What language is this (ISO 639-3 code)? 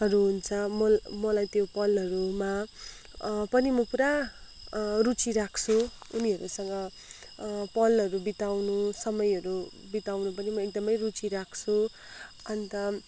nep